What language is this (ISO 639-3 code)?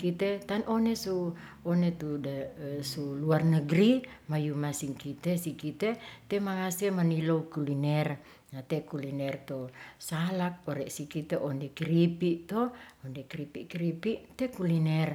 rth